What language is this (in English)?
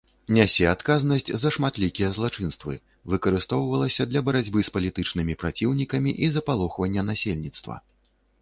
Belarusian